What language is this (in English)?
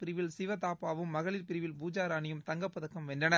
Tamil